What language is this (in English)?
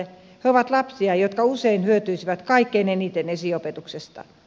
Finnish